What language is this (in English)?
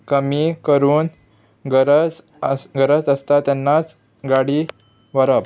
Konkani